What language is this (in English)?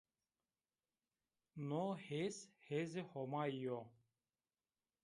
Zaza